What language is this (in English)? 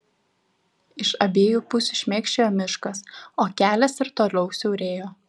Lithuanian